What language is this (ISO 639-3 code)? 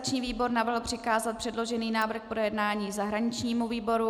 ces